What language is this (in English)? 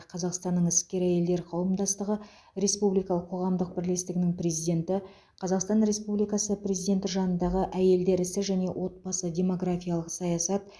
Kazakh